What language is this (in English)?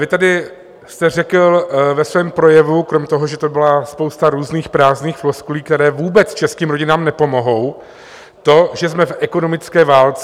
Czech